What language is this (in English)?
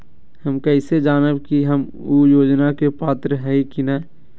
Magahi